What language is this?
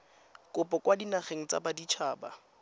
Tswana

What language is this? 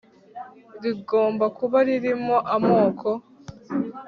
Kinyarwanda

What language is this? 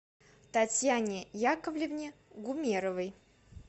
Russian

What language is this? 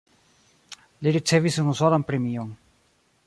Esperanto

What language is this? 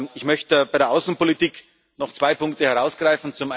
German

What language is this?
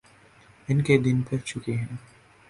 Urdu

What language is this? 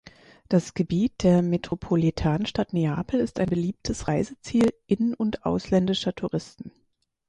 German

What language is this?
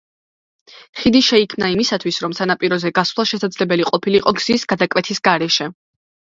Georgian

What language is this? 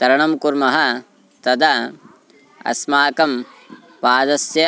Sanskrit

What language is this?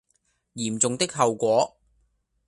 Cantonese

